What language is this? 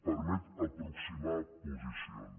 Catalan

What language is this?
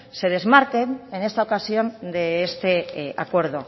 Spanish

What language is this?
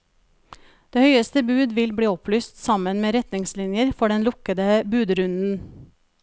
Norwegian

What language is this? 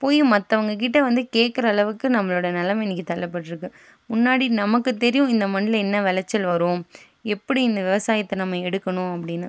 Tamil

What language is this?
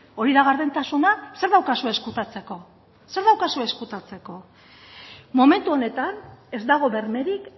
Basque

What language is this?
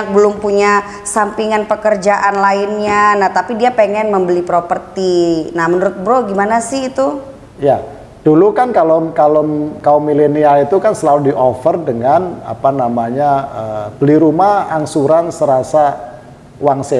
Indonesian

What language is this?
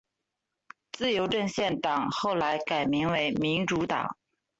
Chinese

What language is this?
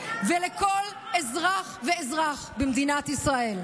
Hebrew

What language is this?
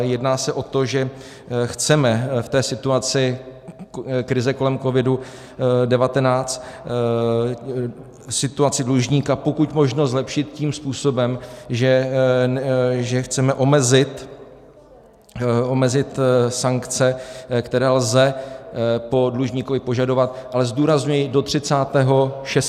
Czech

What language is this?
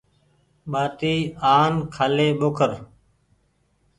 Goaria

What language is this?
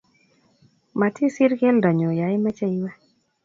Kalenjin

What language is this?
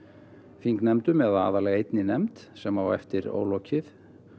Icelandic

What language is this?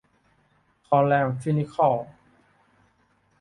Thai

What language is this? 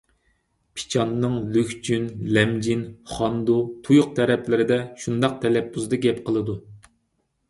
Uyghur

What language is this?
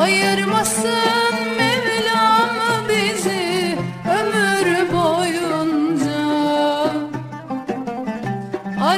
Turkish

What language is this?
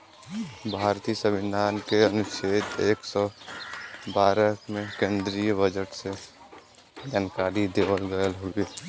Bhojpuri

